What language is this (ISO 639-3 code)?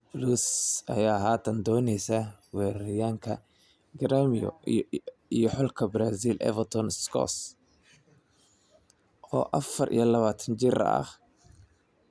som